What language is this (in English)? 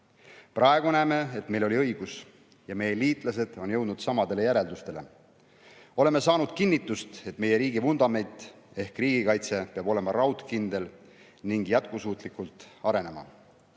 Estonian